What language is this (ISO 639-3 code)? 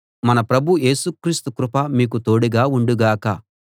tel